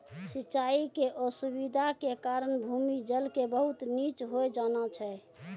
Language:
Maithili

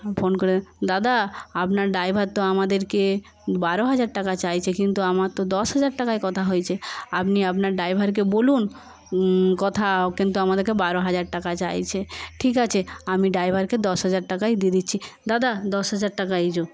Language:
Bangla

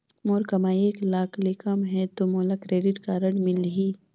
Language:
Chhattisgarhi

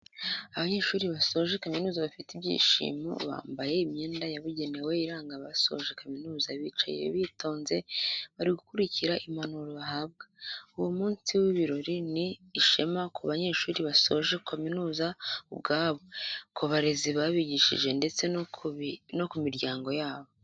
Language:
Kinyarwanda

